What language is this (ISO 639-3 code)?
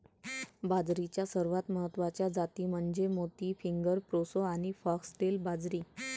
mar